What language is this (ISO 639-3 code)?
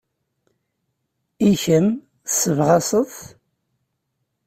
kab